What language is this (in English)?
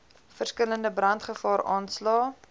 Afrikaans